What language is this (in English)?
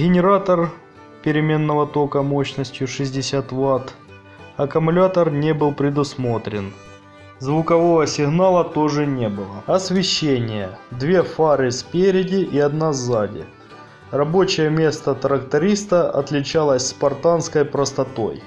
Russian